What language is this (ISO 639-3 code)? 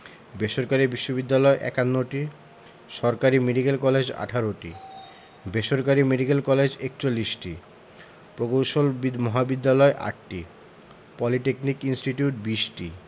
ben